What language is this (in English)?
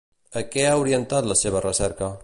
Catalan